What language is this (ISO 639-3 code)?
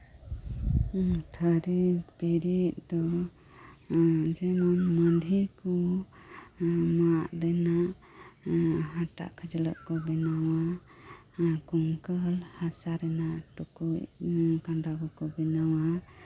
sat